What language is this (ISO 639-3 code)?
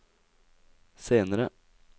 nor